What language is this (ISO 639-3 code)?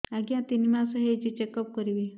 ori